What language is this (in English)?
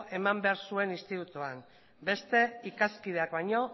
Basque